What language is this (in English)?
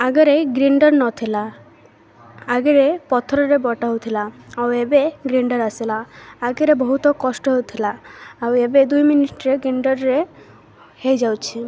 Odia